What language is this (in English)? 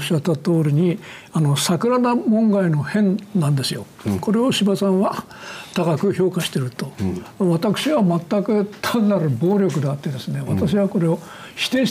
Japanese